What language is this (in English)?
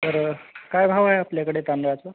Marathi